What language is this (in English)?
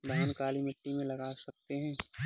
Hindi